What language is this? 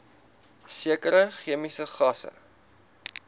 Afrikaans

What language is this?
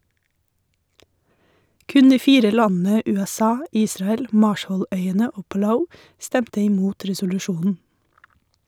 Norwegian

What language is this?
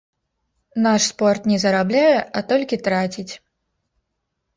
Belarusian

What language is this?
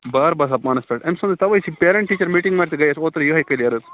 Kashmiri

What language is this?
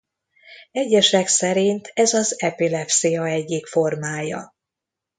Hungarian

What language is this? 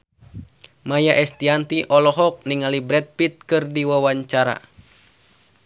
Sundanese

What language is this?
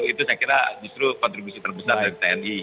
Indonesian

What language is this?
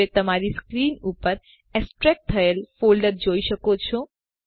Gujarati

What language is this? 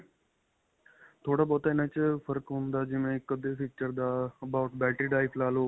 Punjabi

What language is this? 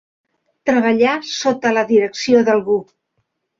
Catalan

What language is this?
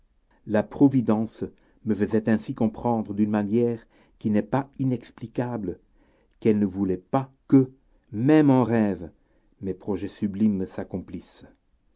French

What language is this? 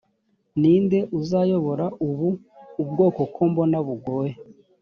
Kinyarwanda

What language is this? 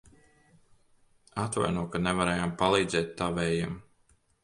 Latvian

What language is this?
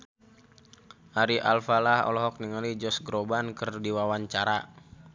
Sundanese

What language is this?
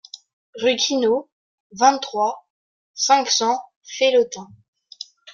French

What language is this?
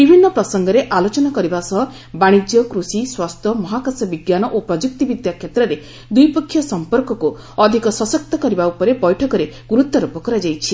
Odia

